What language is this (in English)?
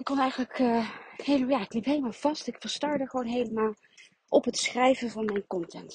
Dutch